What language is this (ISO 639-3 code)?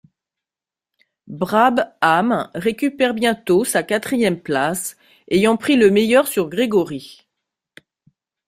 fra